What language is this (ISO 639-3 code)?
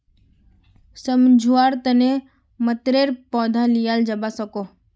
mag